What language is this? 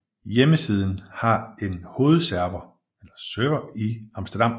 Danish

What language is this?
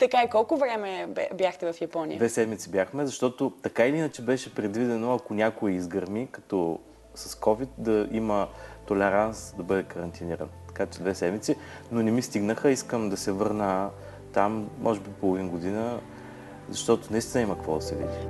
Bulgarian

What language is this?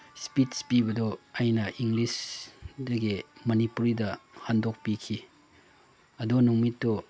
Manipuri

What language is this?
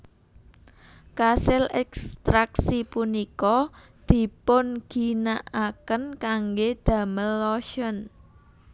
Javanese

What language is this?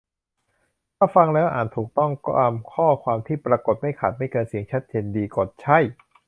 Thai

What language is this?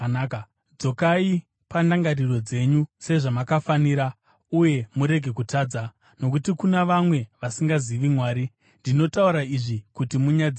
Shona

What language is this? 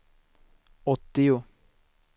Swedish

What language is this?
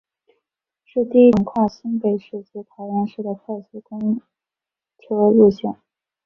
Chinese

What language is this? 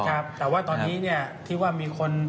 Thai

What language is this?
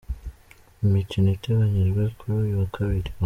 Kinyarwanda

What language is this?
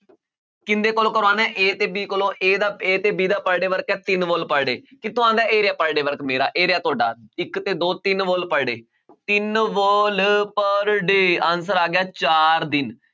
Punjabi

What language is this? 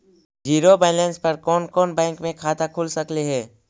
Magahi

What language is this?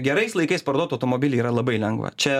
Lithuanian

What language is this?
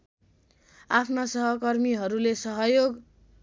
Nepali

